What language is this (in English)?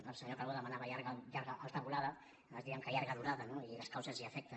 Catalan